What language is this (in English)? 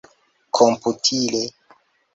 Esperanto